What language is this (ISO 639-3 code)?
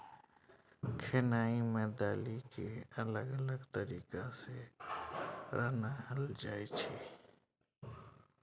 mai